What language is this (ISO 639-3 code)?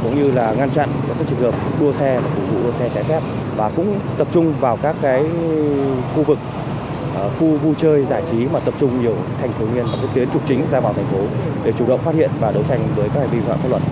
vie